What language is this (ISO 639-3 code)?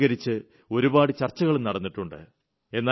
mal